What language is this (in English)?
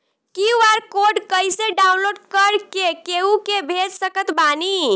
Bhojpuri